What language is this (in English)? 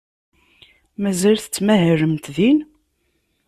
Kabyle